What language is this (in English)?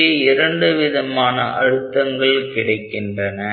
Tamil